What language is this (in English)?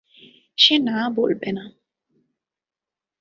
Bangla